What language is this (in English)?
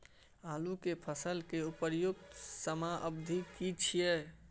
Maithili